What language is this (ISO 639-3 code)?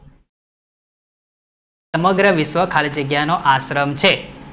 guj